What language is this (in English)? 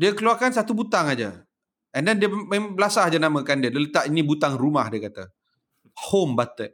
Malay